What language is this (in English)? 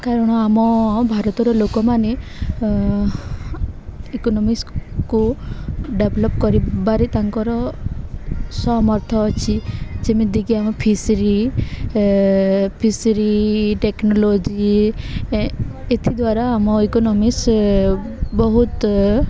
Odia